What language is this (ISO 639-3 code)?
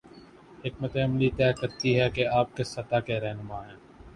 urd